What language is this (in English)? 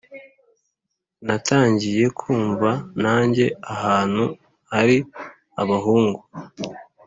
Kinyarwanda